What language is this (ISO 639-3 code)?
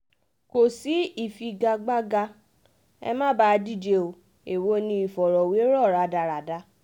yor